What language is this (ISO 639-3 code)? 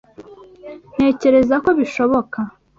kin